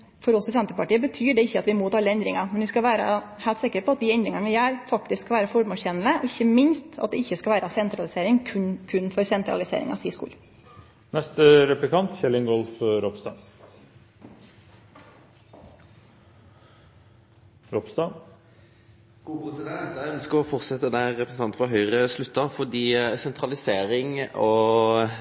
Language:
Norwegian Nynorsk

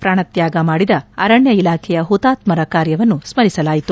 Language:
Kannada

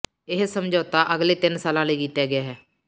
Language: Punjabi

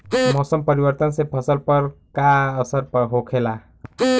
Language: Bhojpuri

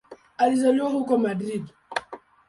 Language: Swahili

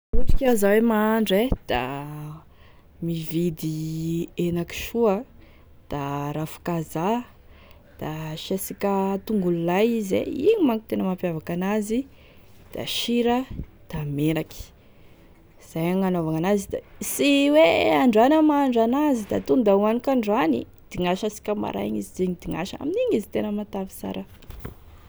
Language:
Tesaka Malagasy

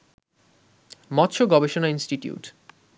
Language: Bangla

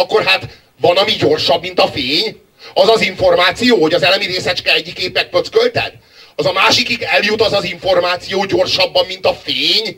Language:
Hungarian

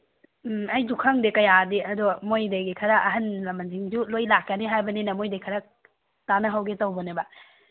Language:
Manipuri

